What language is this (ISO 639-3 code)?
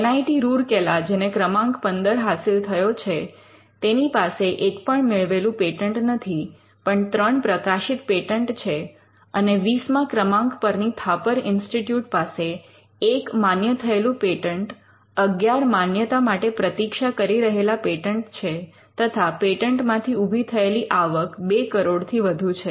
guj